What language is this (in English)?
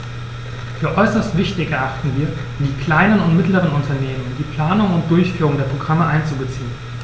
German